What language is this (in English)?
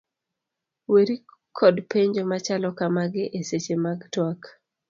Luo (Kenya and Tanzania)